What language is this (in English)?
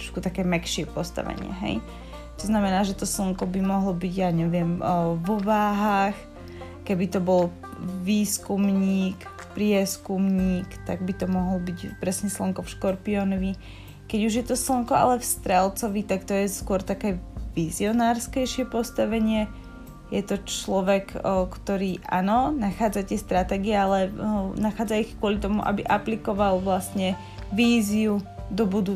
Slovak